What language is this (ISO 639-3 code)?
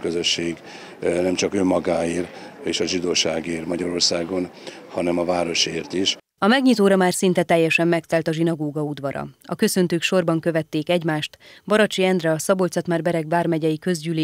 hun